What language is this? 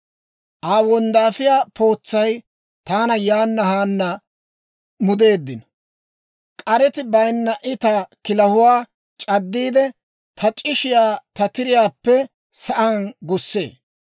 Dawro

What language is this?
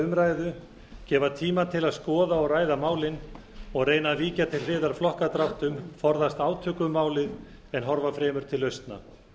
Icelandic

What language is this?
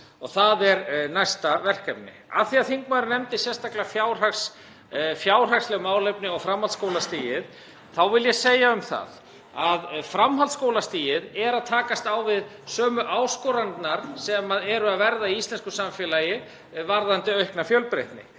Icelandic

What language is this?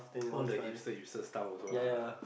English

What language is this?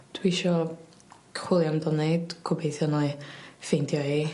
Welsh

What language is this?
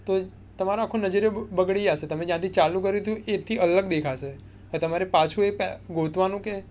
Gujarati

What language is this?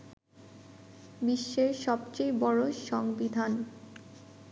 Bangla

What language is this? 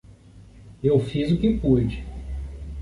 Portuguese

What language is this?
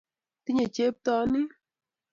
Kalenjin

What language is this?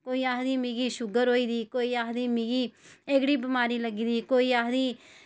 Dogri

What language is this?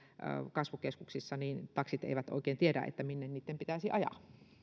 Finnish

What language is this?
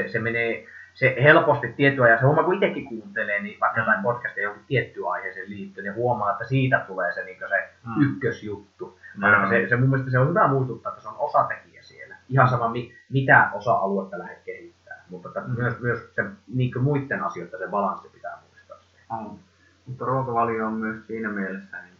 Finnish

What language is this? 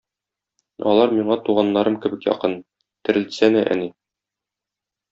Tatar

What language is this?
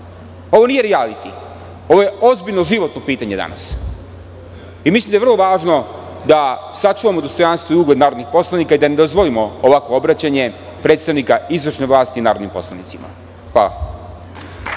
Serbian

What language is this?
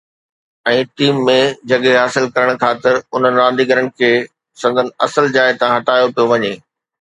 Sindhi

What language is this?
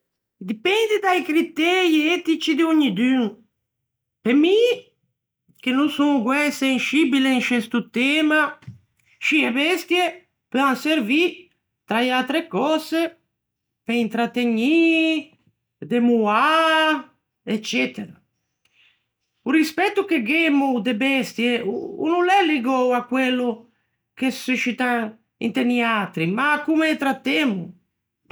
Ligurian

